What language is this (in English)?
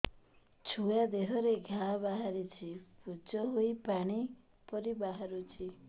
Odia